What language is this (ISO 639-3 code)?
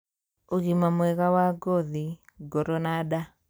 kik